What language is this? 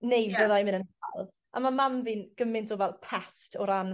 Welsh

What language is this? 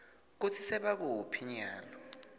Swati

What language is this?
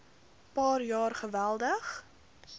Afrikaans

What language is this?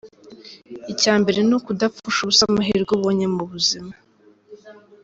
Kinyarwanda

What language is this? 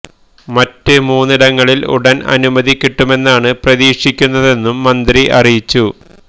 Malayalam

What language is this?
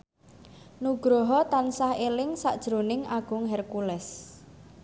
Javanese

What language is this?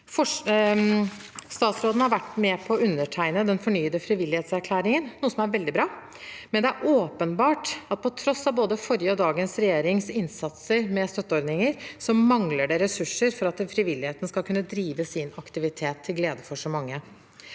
Norwegian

